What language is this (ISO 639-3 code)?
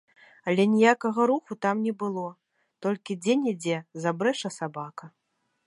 bel